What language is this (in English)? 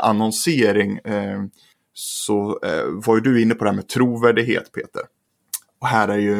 Swedish